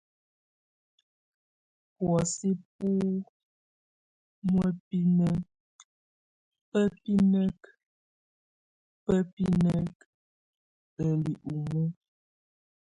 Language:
Tunen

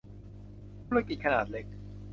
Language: Thai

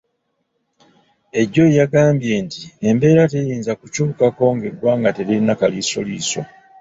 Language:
Ganda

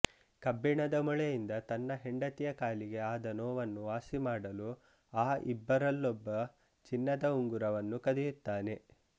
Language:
Kannada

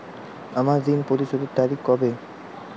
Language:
Bangla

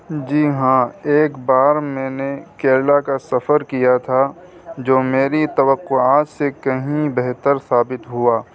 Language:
Urdu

